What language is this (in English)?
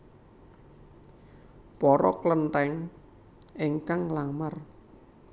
Javanese